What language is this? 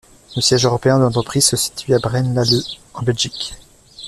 French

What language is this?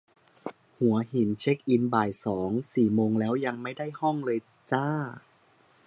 Thai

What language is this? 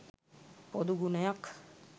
Sinhala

